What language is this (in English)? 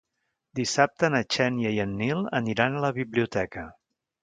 Catalan